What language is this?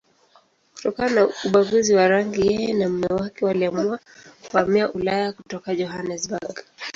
Swahili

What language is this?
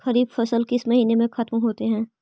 Magahi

